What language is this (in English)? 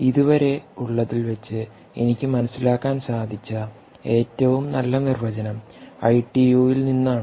Malayalam